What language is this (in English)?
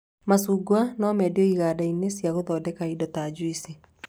Kikuyu